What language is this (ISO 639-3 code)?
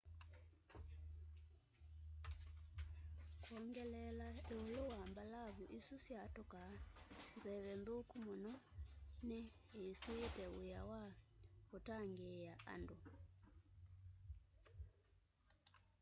kam